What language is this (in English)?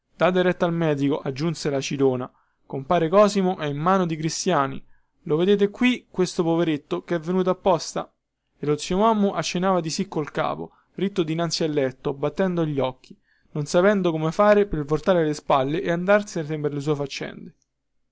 Italian